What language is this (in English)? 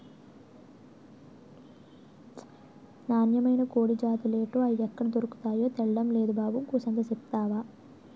Telugu